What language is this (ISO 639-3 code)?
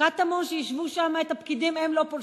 heb